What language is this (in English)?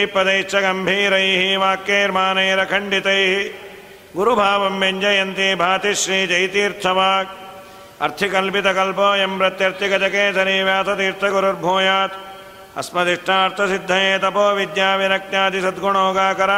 Kannada